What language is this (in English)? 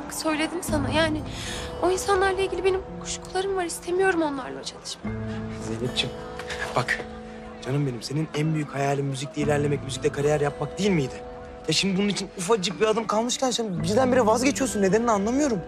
Turkish